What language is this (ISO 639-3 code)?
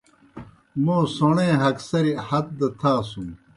plk